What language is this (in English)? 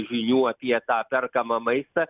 Lithuanian